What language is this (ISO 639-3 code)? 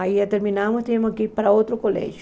por